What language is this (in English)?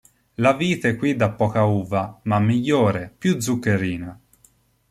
Italian